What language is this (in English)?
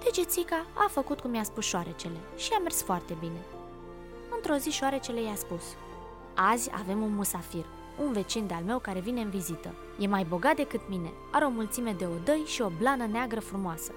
Romanian